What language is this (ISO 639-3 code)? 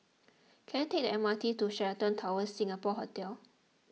eng